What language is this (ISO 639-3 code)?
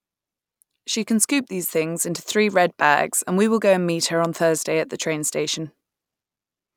eng